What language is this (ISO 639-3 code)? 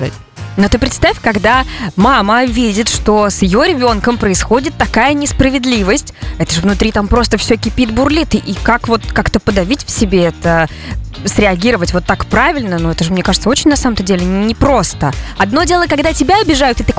rus